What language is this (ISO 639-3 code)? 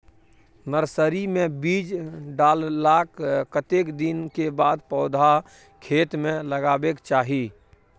mai